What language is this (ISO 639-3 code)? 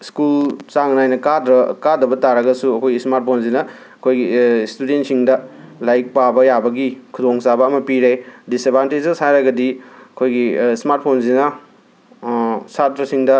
mni